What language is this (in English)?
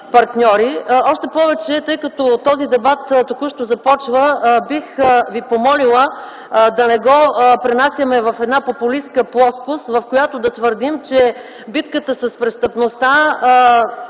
Bulgarian